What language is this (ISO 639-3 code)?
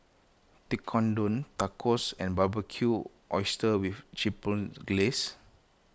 eng